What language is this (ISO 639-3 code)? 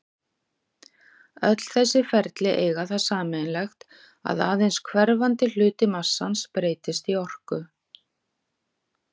isl